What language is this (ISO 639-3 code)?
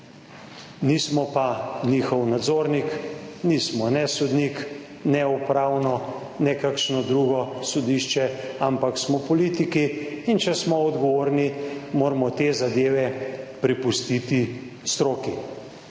slv